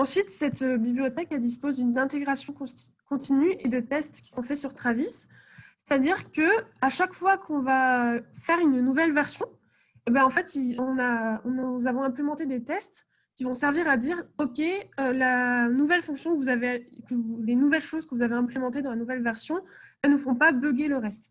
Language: French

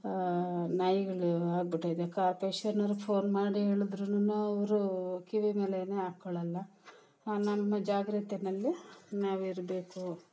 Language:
Kannada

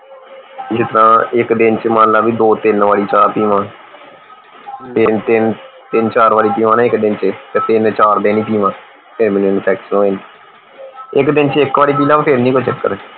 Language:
Punjabi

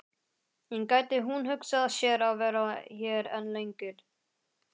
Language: Icelandic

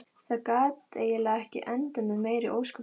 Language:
Icelandic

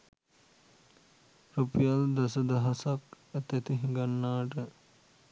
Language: Sinhala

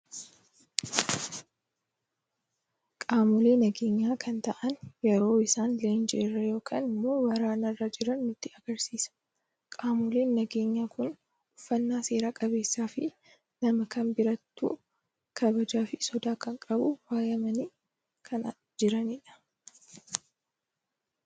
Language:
Oromo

